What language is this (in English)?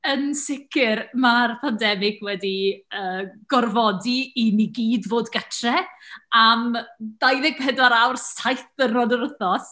Welsh